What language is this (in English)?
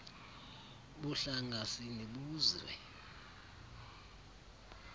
Xhosa